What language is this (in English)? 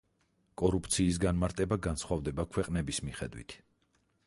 Georgian